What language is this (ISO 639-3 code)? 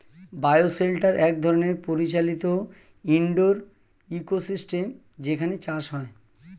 ben